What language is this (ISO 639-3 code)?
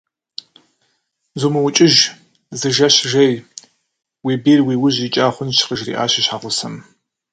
kbd